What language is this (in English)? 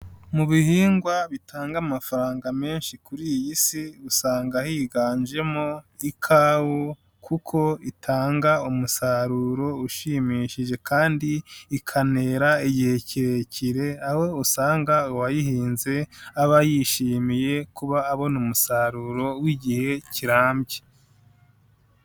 Kinyarwanda